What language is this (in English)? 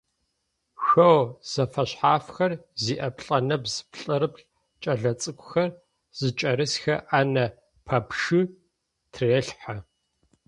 Adyghe